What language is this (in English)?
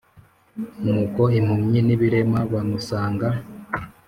Kinyarwanda